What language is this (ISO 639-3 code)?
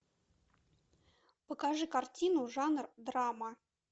rus